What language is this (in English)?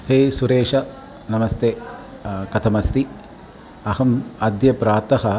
Sanskrit